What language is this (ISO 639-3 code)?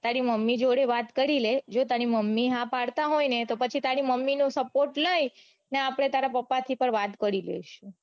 guj